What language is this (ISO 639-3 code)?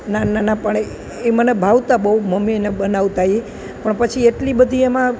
guj